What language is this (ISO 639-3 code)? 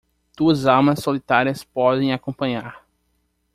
por